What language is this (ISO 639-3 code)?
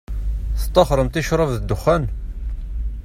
kab